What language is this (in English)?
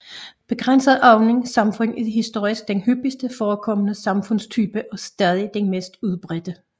Danish